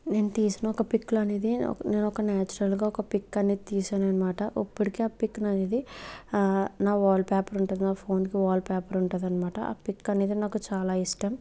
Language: Telugu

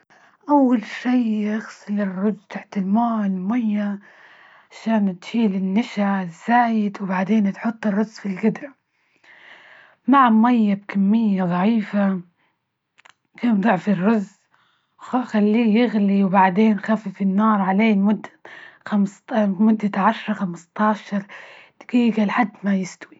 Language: Libyan Arabic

